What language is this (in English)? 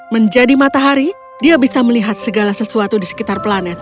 Indonesian